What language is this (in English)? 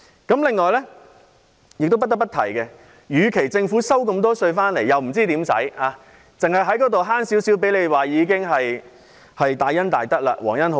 Cantonese